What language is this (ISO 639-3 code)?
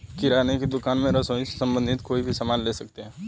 hin